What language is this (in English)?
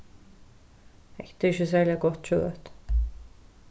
Faroese